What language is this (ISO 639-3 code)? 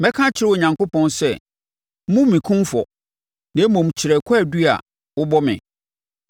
aka